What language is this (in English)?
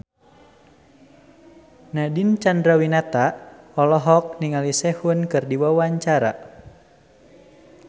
Sundanese